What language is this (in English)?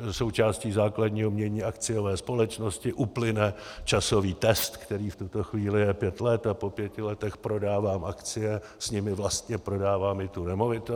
Czech